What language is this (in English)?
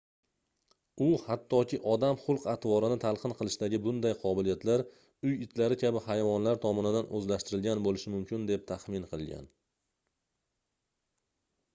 Uzbek